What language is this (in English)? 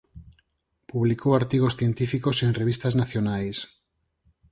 Galician